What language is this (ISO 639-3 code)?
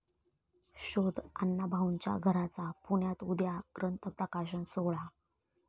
mar